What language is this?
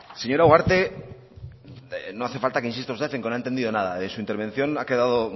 Spanish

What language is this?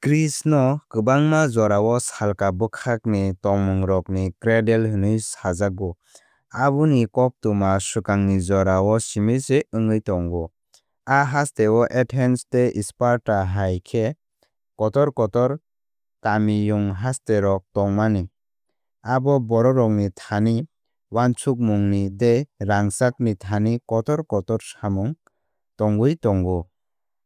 Kok Borok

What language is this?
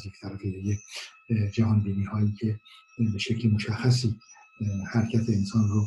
Persian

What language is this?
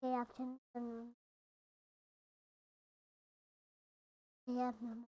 Turkish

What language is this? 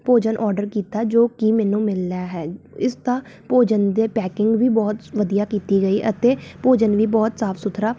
Punjabi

